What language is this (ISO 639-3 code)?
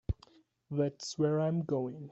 eng